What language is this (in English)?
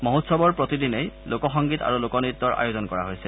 Assamese